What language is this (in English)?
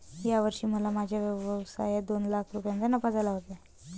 Marathi